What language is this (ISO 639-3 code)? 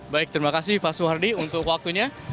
ind